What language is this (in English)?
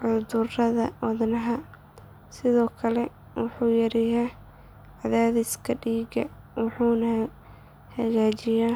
Somali